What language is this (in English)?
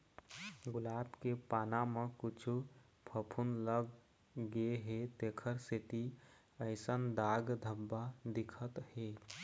Chhattisgarhi